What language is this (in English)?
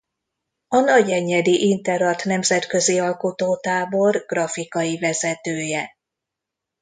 Hungarian